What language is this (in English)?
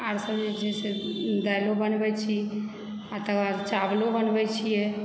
Maithili